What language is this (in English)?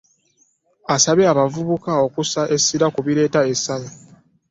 Ganda